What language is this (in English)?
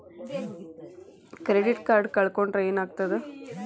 Kannada